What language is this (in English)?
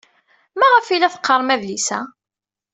Kabyle